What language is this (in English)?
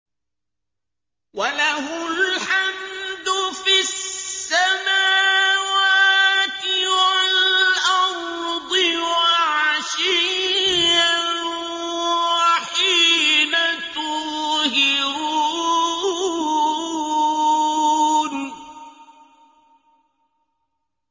Arabic